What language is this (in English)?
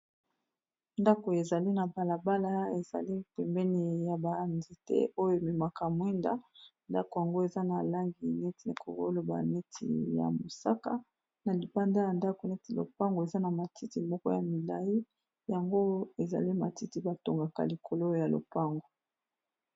Lingala